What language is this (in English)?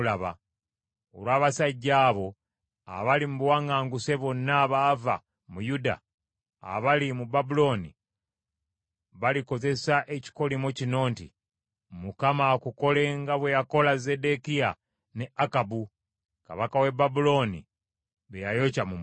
Ganda